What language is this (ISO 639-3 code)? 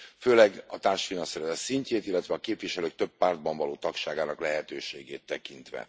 hun